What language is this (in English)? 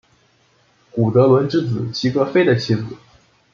Chinese